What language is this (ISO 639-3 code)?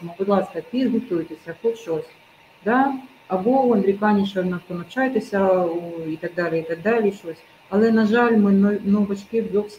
ukr